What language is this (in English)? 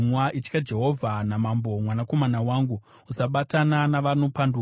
Shona